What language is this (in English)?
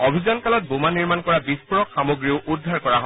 Assamese